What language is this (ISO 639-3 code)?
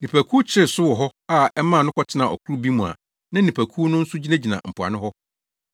aka